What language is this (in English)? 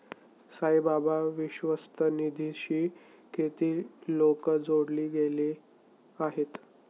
Marathi